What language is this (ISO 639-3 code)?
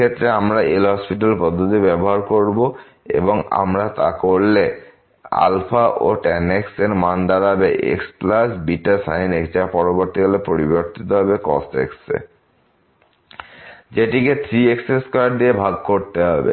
ben